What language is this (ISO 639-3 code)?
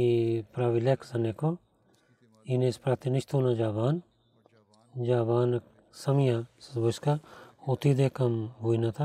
bul